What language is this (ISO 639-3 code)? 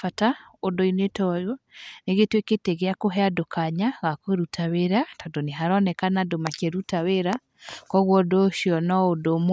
kik